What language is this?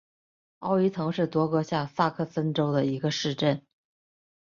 Chinese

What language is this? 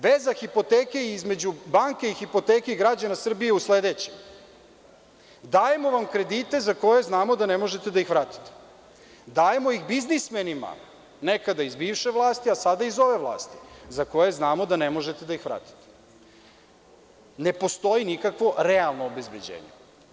Serbian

